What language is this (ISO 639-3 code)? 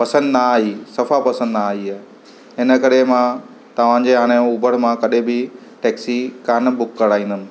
snd